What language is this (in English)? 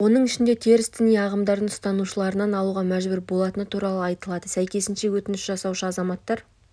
Kazakh